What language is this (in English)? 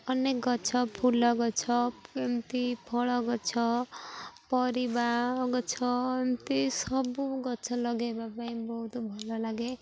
Odia